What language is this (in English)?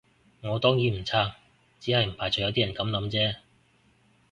Cantonese